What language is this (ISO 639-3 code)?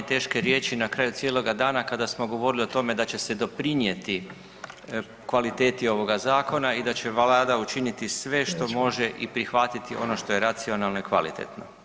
hrv